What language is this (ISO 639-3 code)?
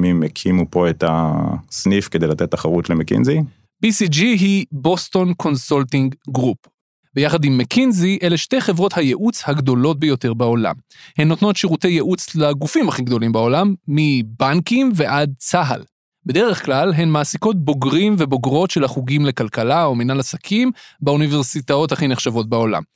heb